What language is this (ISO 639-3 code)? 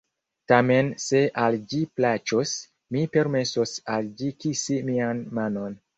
epo